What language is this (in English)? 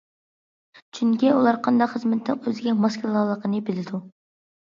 Uyghur